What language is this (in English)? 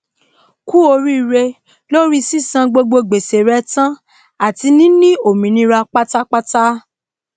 Yoruba